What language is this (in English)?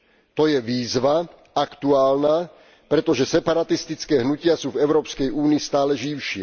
Slovak